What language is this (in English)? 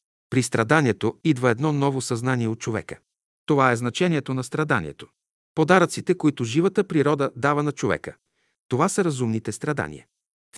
Bulgarian